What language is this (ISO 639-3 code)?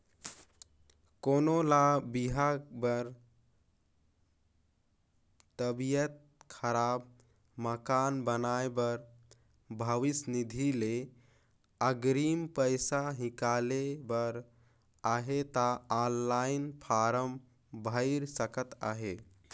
hne